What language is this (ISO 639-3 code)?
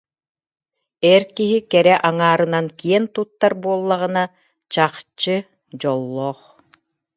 sah